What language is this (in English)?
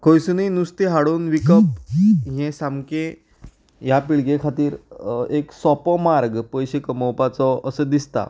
Konkani